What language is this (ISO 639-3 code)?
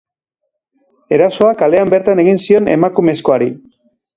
eus